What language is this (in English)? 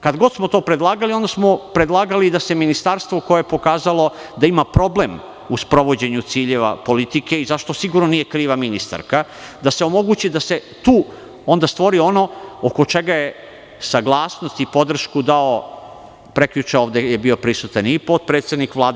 Serbian